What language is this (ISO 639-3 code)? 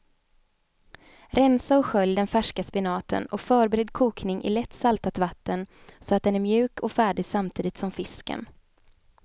swe